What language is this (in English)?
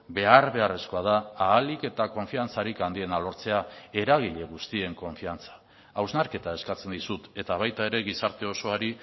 Basque